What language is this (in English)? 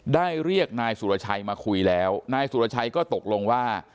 Thai